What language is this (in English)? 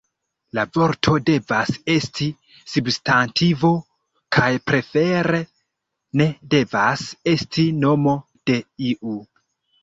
Esperanto